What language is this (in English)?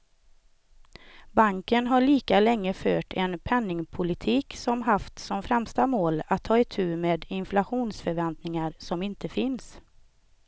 Swedish